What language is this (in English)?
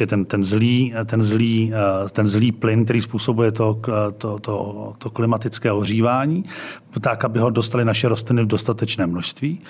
Czech